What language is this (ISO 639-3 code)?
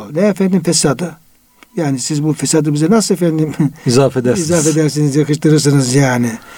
tur